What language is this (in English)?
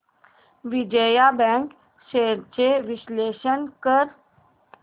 Marathi